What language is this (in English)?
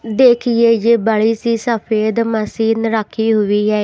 Hindi